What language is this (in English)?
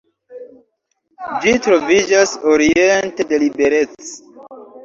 Esperanto